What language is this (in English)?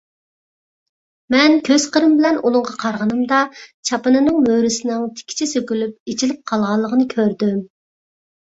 Uyghur